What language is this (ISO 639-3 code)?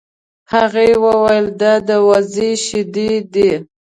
pus